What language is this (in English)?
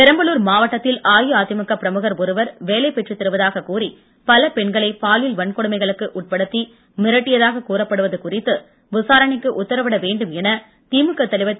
Tamil